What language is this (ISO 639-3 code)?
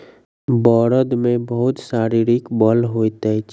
mai